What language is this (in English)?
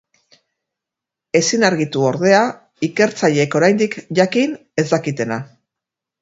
Basque